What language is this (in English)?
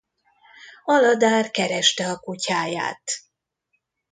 Hungarian